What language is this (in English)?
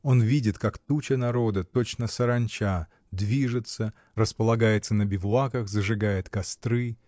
Russian